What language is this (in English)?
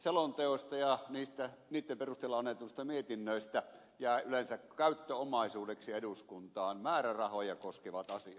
Finnish